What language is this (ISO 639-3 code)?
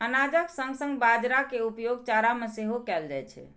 mai